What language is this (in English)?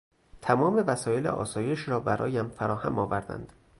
Persian